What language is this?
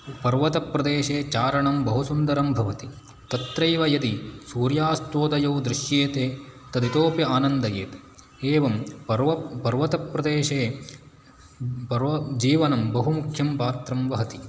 Sanskrit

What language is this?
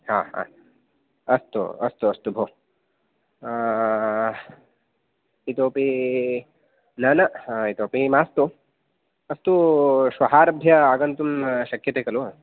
Sanskrit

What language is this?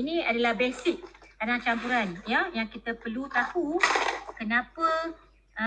Malay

